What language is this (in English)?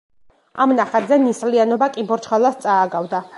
Georgian